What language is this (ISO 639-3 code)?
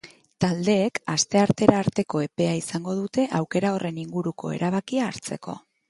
eus